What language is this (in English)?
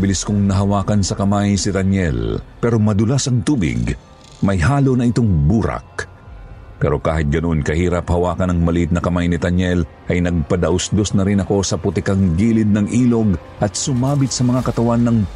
Filipino